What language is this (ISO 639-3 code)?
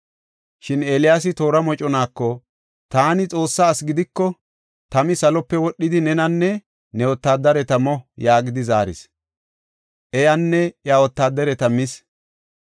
gof